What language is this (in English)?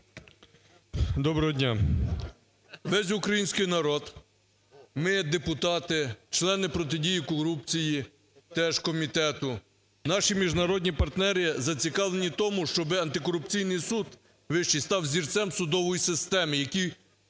Ukrainian